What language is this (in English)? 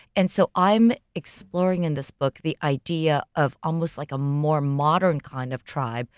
English